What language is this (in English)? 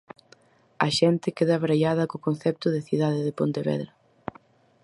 Galician